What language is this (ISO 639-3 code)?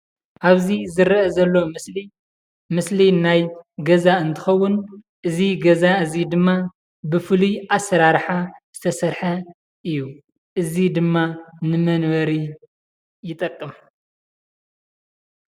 tir